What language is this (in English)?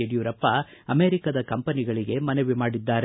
Kannada